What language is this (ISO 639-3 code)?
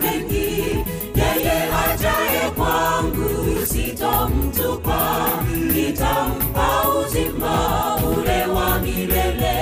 swa